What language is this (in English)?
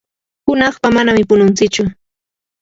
Yanahuanca Pasco Quechua